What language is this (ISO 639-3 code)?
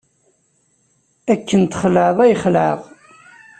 kab